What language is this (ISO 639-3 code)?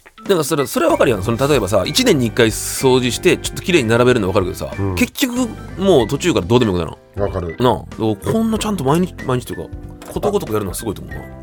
jpn